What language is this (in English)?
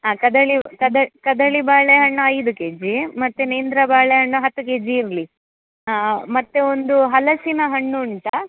Kannada